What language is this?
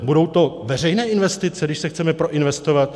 Czech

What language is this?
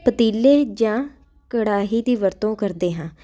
Punjabi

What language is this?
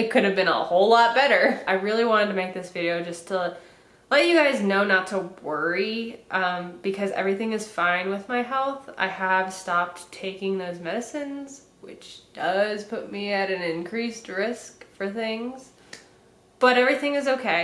English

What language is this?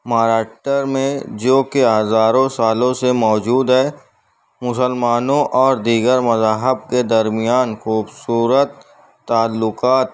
Urdu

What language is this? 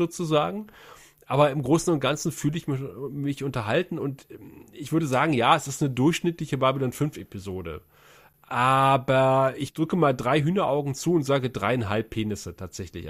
German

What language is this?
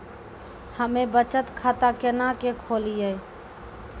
Maithili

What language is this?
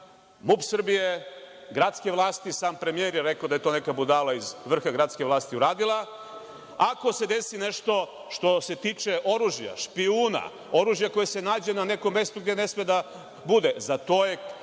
Serbian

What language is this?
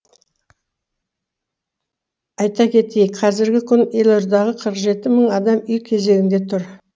Kazakh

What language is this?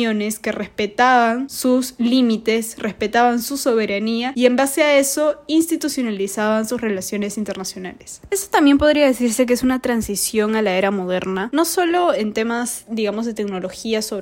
Spanish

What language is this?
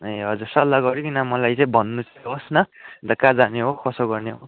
Nepali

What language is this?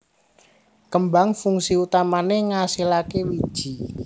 Javanese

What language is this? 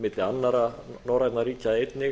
Icelandic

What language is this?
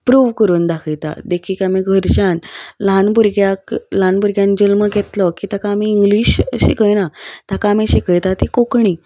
Konkani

